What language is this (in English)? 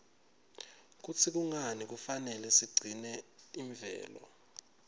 Swati